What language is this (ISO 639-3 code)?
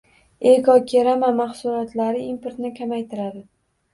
uzb